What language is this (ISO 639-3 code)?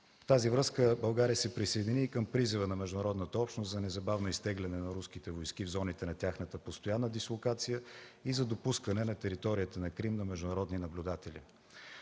bul